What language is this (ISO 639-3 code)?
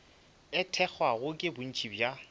nso